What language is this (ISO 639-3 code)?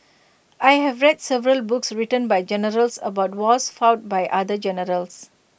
eng